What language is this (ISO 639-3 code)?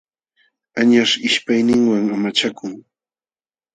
qxw